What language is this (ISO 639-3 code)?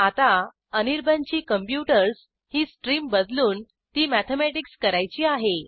mar